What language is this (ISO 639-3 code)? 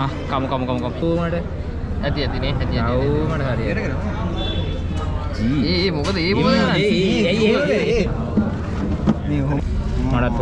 ind